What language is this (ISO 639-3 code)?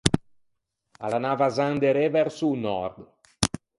lij